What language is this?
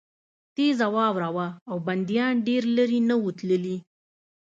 Pashto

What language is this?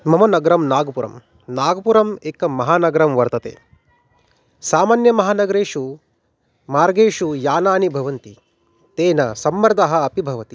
Sanskrit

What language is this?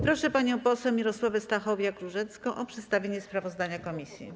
Polish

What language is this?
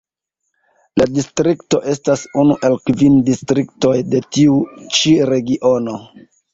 Esperanto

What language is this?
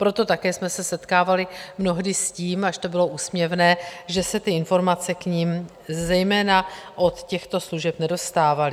Czech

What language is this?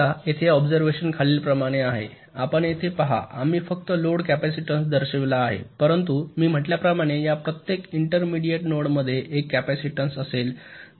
Marathi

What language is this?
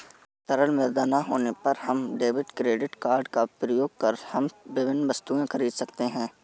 Hindi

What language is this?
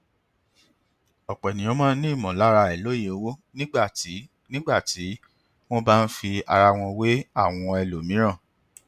Yoruba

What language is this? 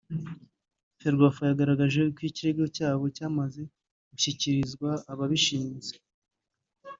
Kinyarwanda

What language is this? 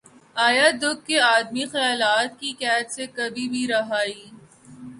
Urdu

